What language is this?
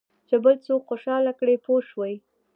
Pashto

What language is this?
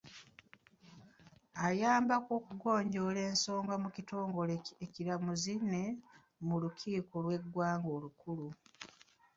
Ganda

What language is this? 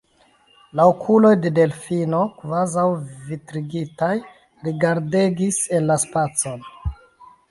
Esperanto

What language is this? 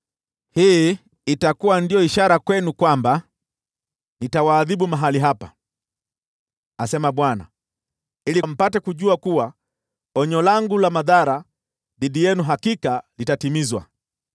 Swahili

